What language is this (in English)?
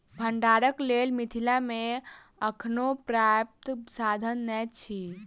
Maithili